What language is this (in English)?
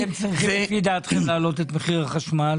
Hebrew